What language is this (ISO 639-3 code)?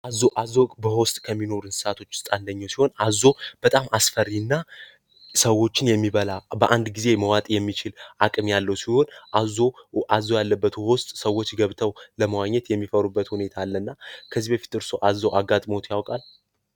amh